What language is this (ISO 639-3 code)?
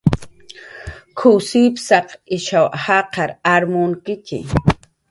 jqr